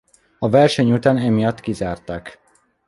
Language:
Hungarian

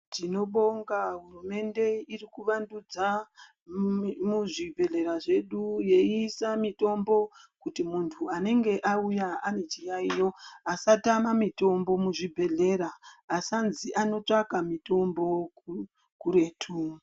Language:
Ndau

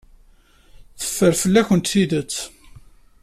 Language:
Kabyle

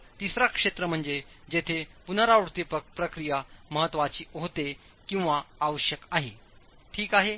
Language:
Marathi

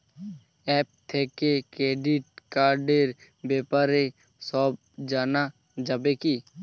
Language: Bangla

